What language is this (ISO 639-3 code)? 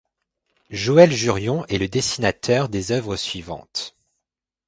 fra